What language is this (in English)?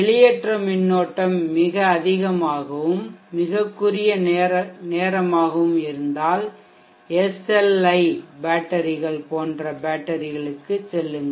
Tamil